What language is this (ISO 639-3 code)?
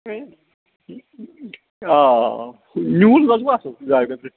kas